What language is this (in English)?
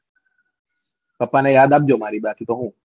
Gujarati